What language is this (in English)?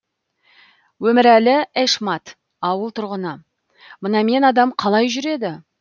Kazakh